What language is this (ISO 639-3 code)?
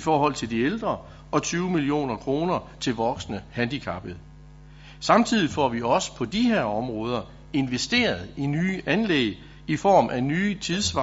dan